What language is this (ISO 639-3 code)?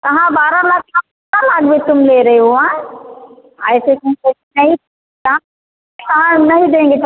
hin